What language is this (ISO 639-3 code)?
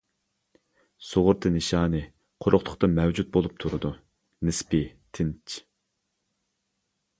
uig